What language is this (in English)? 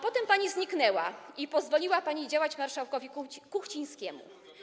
Polish